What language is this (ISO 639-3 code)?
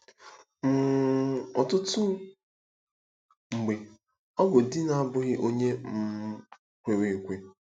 ibo